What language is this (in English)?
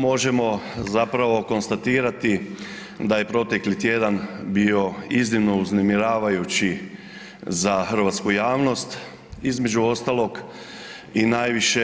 Croatian